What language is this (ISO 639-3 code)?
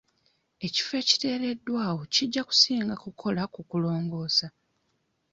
lug